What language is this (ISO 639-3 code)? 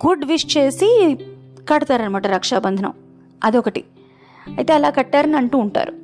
tel